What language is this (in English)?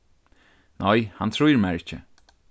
Faroese